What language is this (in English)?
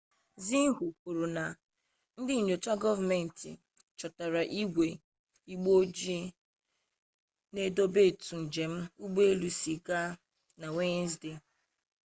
Igbo